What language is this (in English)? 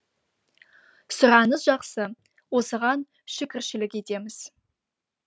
Kazakh